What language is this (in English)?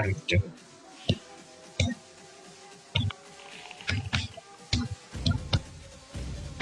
Indonesian